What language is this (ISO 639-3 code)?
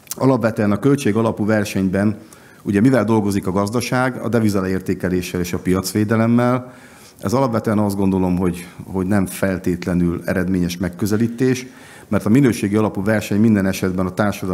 hun